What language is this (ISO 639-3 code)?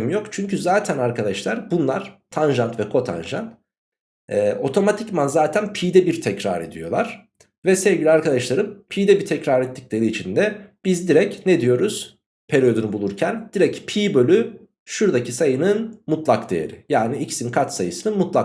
tur